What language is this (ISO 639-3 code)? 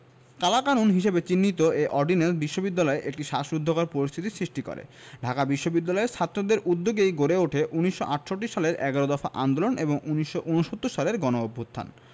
ben